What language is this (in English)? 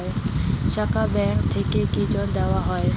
Bangla